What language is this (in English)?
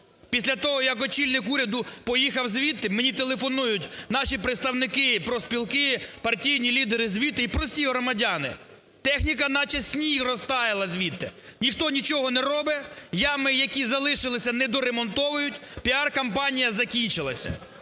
Ukrainian